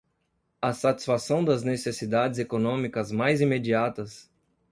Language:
Portuguese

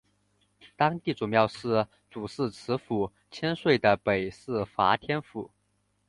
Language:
Chinese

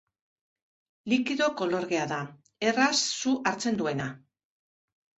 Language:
Basque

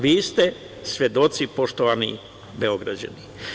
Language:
Serbian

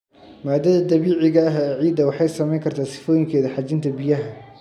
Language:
Somali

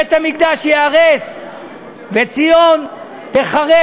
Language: Hebrew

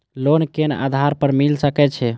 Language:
Maithili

